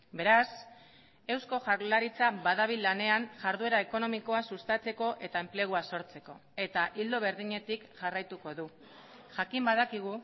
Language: Basque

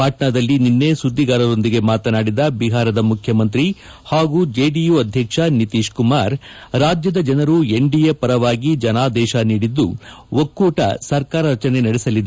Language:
Kannada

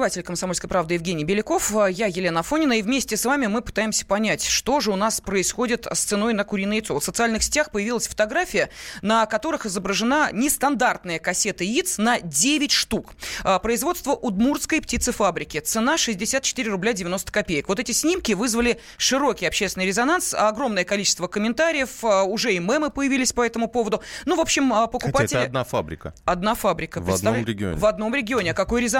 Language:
Russian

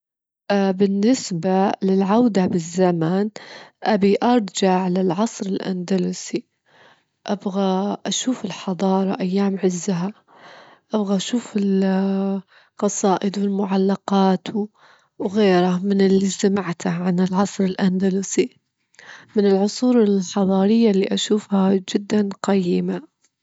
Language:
Gulf Arabic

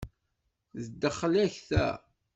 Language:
Kabyle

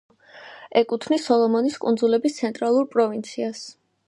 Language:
Georgian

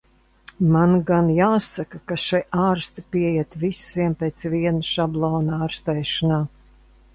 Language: Latvian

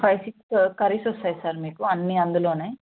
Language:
Telugu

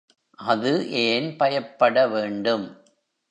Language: Tamil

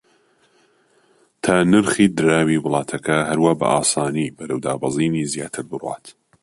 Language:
Central Kurdish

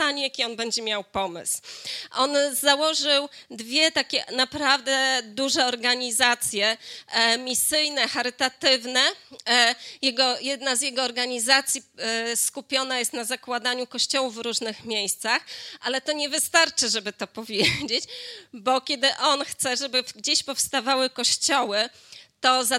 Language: Polish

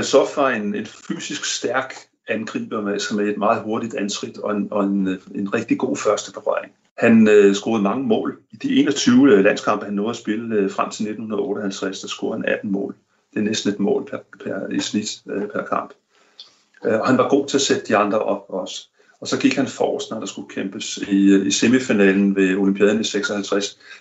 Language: Danish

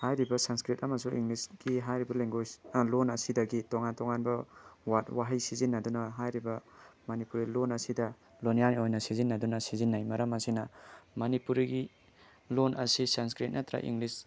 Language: Manipuri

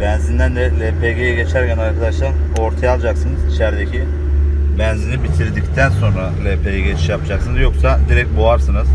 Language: Turkish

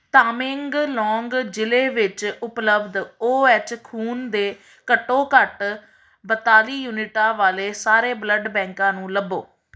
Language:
Punjabi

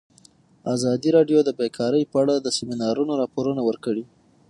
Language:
Pashto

